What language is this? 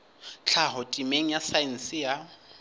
Southern Sotho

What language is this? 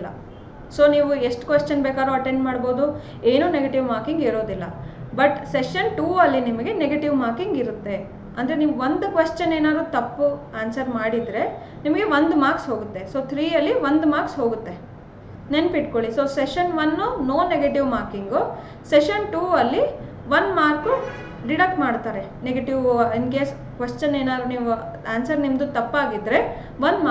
Kannada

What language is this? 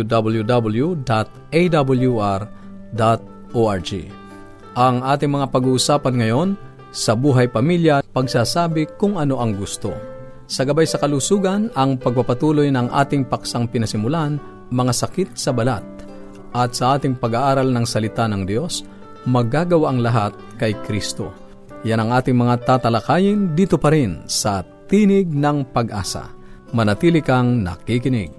Filipino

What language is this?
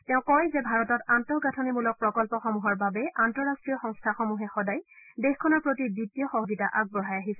Assamese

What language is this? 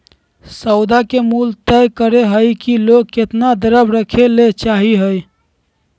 Magahi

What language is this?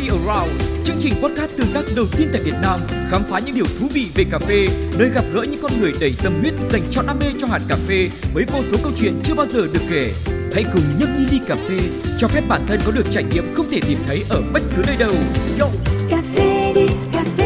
Vietnamese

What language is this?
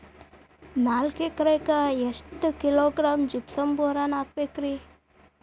Kannada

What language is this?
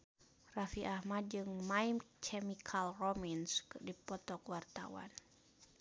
Sundanese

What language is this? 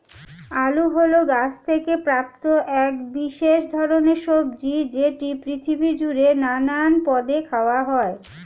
Bangla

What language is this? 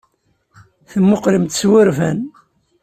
Kabyle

